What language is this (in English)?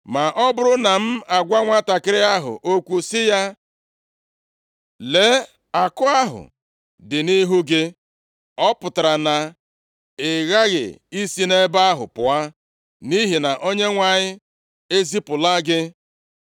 Igbo